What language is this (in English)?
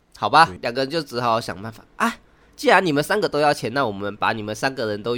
Chinese